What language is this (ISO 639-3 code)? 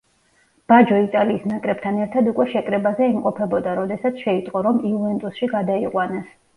kat